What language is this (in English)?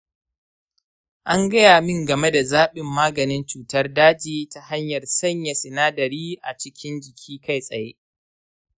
Hausa